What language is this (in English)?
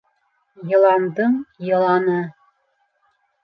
Bashkir